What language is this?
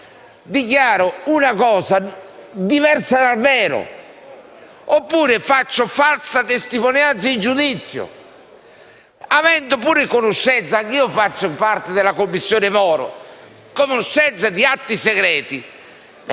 Italian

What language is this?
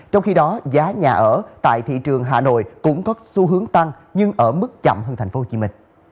Vietnamese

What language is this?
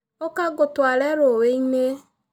Kikuyu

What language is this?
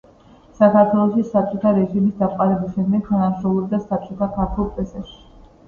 Georgian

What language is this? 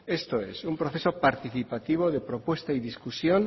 Spanish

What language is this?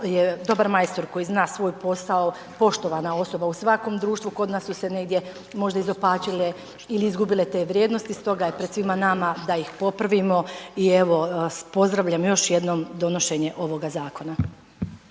Croatian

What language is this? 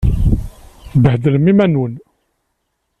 Kabyle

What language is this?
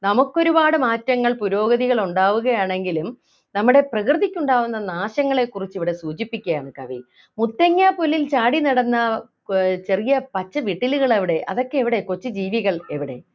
Malayalam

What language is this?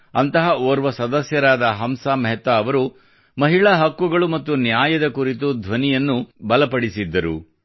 Kannada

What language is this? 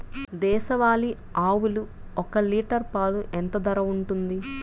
Telugu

